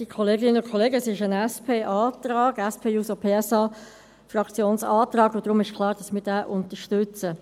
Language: Swiss German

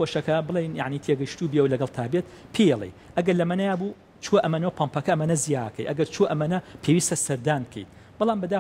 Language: Arabic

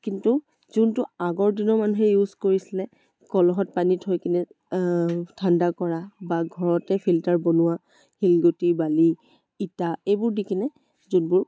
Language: Assamese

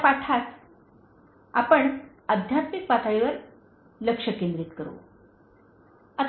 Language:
Marathi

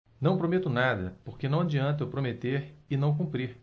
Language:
Portuguese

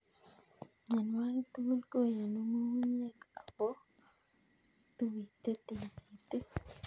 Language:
Kalenjin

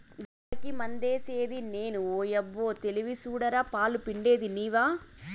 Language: Telugu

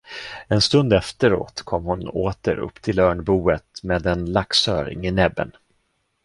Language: Swedish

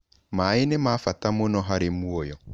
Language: Kikuyu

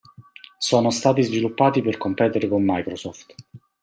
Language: Italian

